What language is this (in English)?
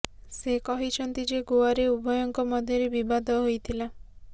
Odia